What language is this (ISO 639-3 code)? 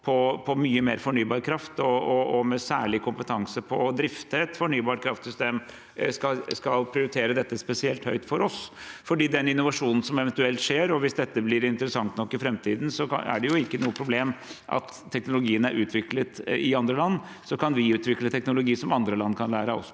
nor